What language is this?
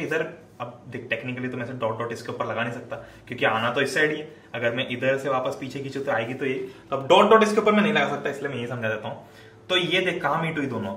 Hindi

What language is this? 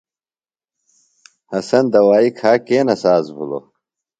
Phalura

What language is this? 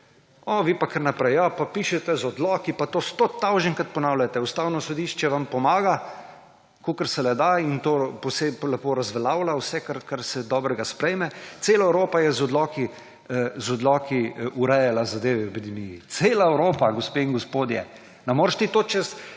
Slovenian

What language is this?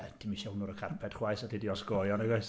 Welsh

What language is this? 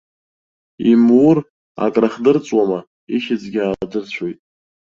Abkhazian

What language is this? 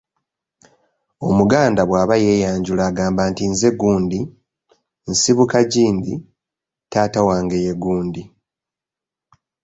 Ganda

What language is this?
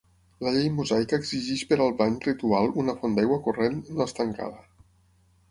Catalan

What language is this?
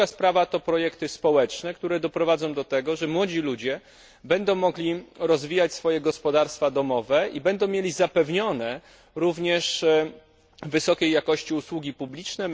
Polish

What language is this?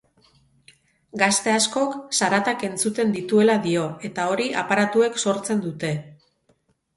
Basque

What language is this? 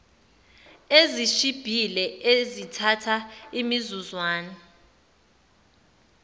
Zulu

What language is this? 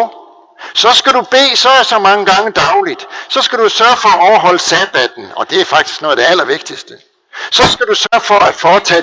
Danish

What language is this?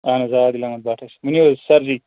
Kashmiri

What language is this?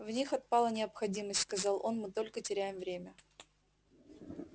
Russian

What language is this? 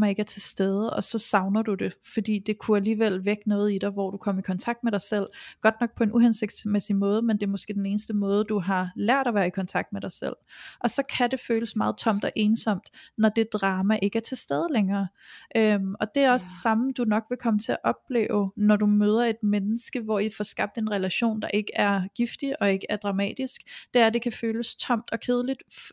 Danish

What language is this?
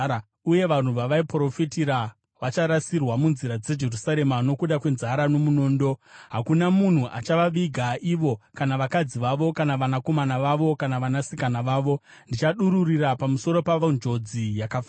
Shona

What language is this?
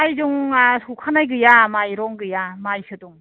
Bodo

